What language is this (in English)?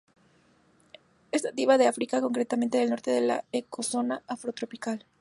Spanish